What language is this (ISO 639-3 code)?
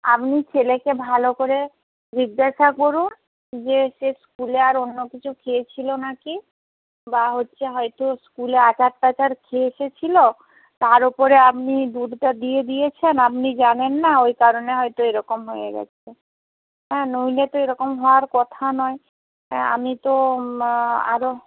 ben